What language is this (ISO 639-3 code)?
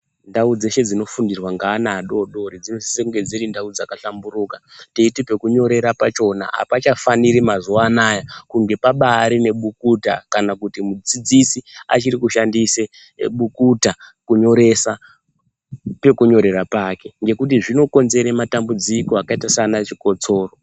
ndc